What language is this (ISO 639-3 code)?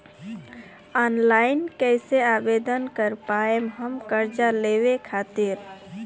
bho